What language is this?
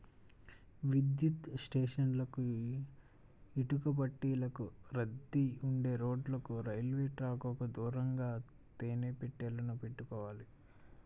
Telugu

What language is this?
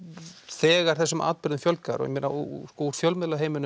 Icelandic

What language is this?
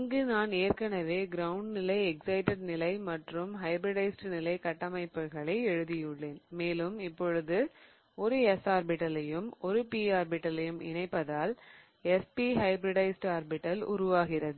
Tamil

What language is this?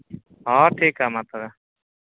Santali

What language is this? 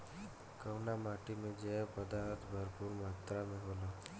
Bhojpuri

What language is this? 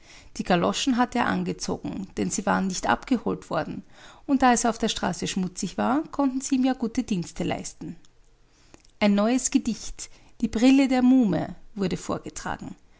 German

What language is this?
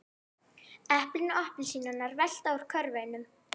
Icelandic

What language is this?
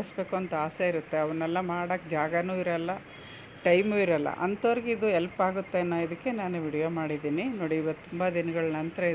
Arabic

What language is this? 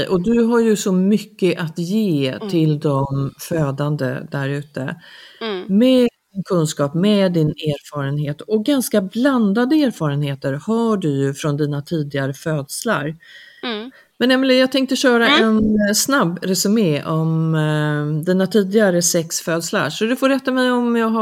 Swedish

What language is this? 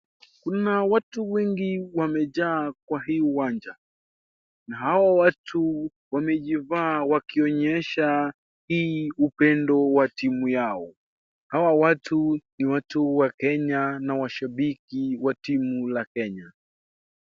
Swahili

